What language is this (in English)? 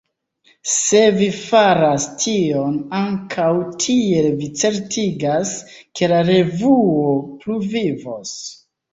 Esperanto